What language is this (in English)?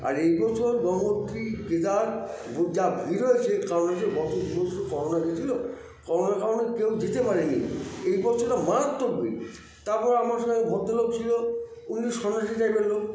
Bangla